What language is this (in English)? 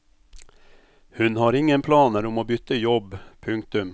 Norwegian